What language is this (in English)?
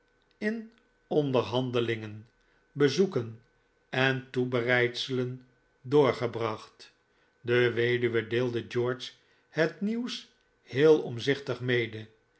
Dutch